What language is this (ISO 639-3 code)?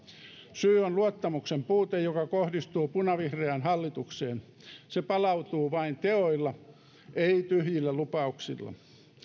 fin